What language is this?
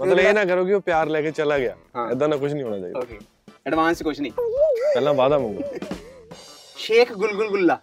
Punjabi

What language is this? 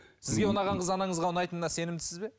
Kazakh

